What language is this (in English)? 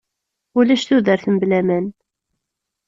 Kabyle